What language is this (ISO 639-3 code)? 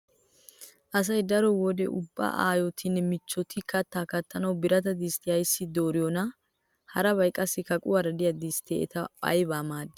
wal